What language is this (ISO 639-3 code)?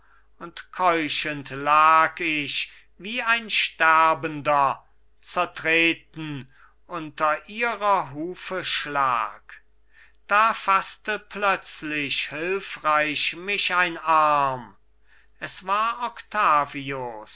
deu